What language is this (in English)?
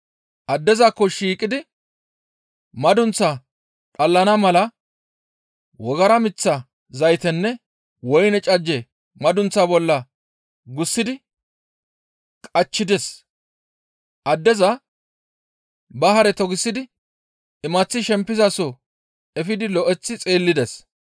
Gamo